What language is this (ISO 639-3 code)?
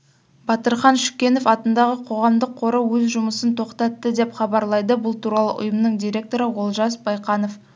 kaz